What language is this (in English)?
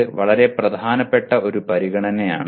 Malayalam